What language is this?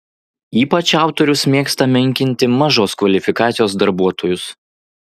Lithuanian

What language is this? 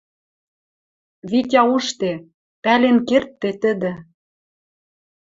Western Mari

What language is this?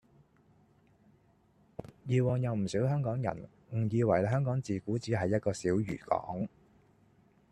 Cantonese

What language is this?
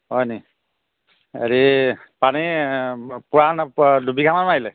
Assamese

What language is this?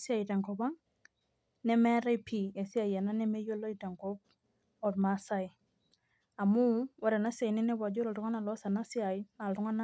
Masai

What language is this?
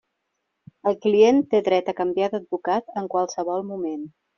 Catalan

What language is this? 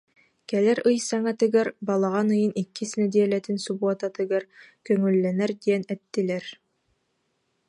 Yakut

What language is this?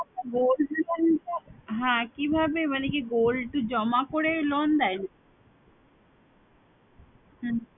Bangla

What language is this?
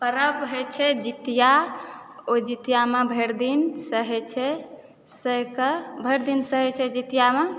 Maithili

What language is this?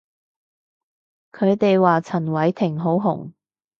Cantonese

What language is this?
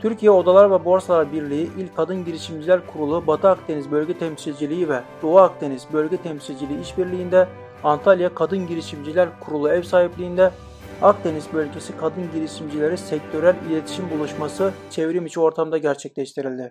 Turkish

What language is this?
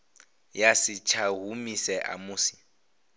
Venda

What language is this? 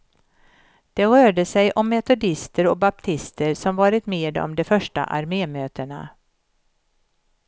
Swedish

